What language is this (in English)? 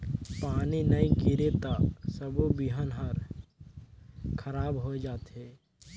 Chhattisgarhi